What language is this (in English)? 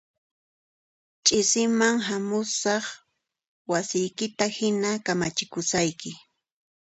Puno Quechua